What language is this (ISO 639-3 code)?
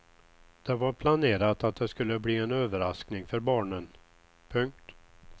swe